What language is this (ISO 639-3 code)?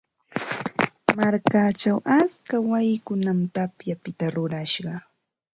qva